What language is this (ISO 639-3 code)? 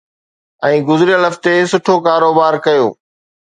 snd